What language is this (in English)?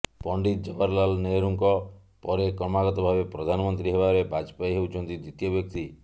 Odia